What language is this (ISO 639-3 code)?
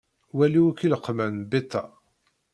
kab